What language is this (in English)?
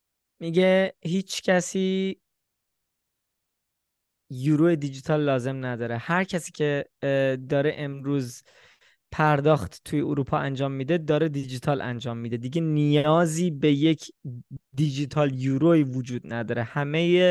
Persian